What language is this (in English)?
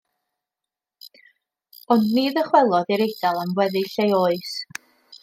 Welsh